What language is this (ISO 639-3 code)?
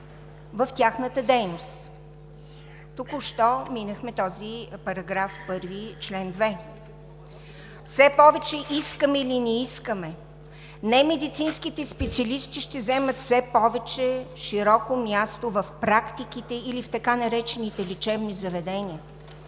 bul